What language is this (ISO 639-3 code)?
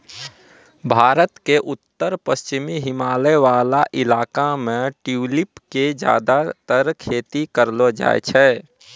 mai